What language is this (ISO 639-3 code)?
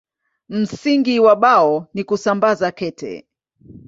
swa